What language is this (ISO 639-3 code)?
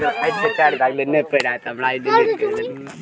mai